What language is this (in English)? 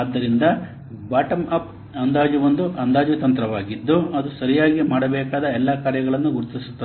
Kannada